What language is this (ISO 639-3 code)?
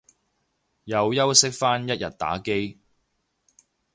yue